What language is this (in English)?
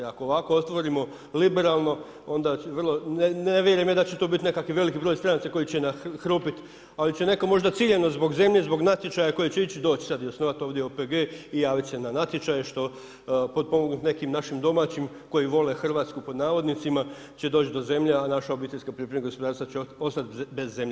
Croatian